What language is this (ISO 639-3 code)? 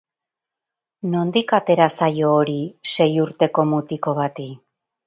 eus